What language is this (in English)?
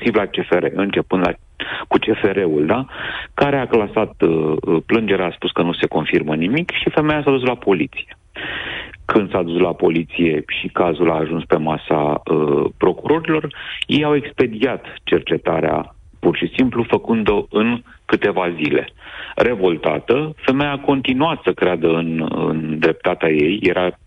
Romanian